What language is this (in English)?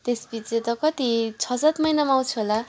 Nepali